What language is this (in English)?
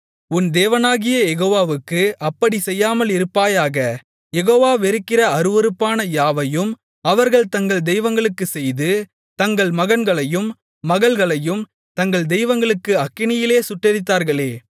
Tamil